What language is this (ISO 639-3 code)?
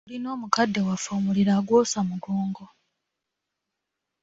lug